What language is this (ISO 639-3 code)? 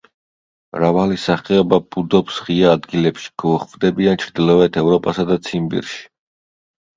kat